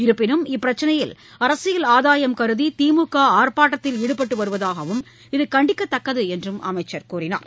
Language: Tamil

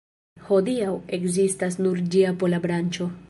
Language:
Esperanto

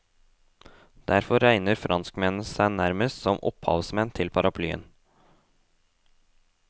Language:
Norwegian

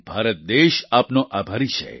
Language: Gujarati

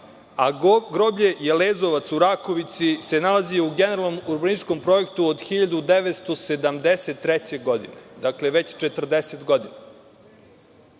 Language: Serbian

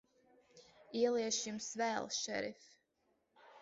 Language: Latvian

